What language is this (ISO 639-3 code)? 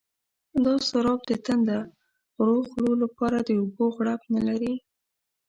pus